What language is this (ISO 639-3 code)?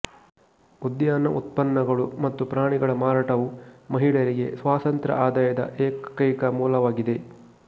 kan